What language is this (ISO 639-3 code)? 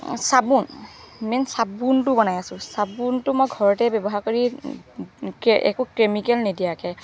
asm